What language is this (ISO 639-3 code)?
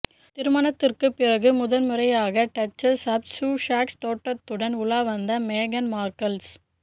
tam